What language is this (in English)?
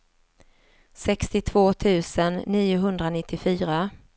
Swedish